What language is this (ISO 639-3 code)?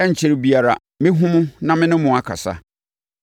aka